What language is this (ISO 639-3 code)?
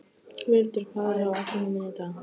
isl